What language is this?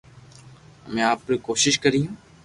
Loarki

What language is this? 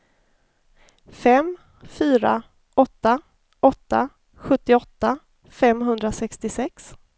Swedish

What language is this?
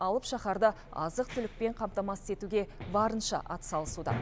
Kazakh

